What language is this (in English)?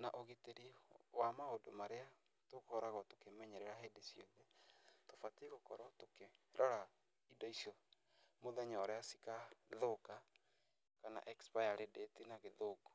Kikuyu